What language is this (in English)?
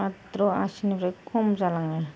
Bodo